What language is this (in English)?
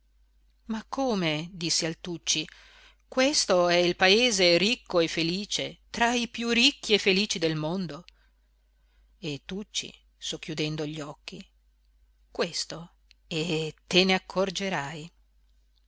Italian